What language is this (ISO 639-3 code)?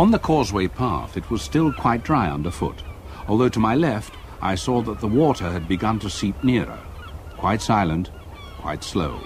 eng